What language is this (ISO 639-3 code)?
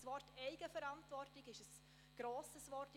gsw